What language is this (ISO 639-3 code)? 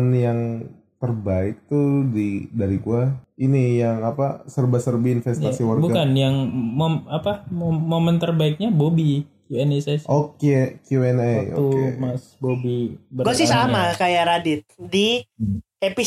ind